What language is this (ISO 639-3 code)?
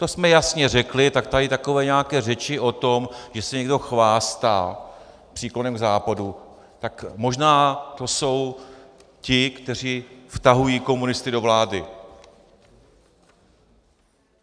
ces